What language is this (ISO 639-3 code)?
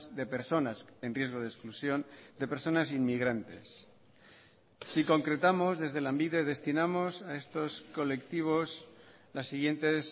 spa